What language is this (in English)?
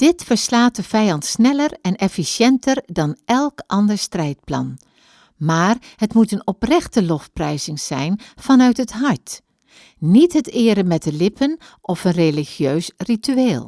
Dutch